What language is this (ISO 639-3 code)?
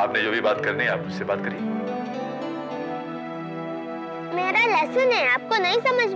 hin